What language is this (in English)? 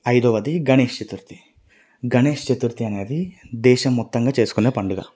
Telugu